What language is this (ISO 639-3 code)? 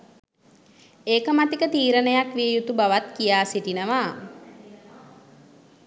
sin